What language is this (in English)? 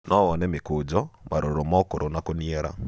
Kikuyu